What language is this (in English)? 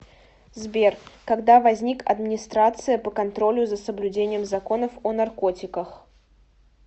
Russian